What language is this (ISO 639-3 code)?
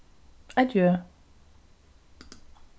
fao